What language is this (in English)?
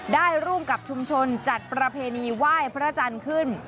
Thai